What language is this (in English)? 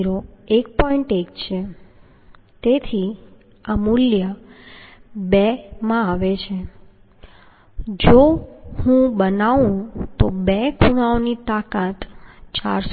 Gujarati